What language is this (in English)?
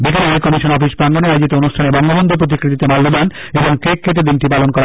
Bangla